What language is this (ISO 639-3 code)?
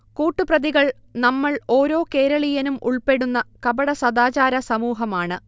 mal